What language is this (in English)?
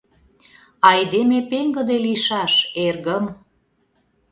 Mari